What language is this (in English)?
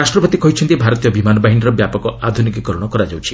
Odia